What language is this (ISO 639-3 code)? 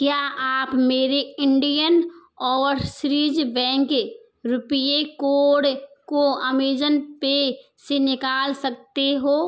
hin